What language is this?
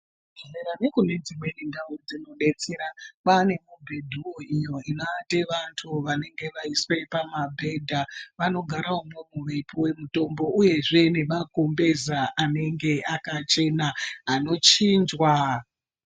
Ndau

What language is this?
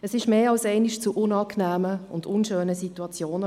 Swiss German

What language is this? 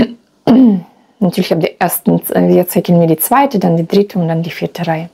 German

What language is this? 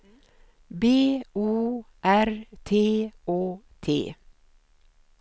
Swedish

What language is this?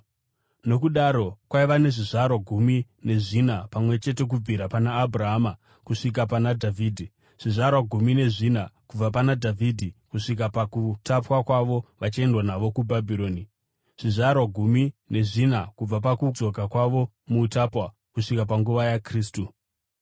Shona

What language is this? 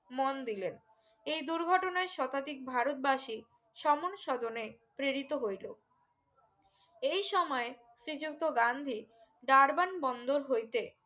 Bangla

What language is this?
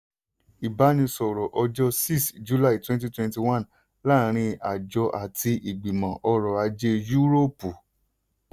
Yoruba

